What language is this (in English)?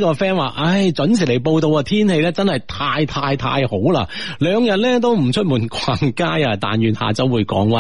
Chinese